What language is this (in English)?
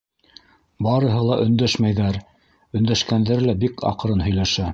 Bashkir